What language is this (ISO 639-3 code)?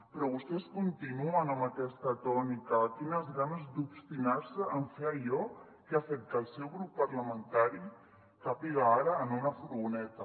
cat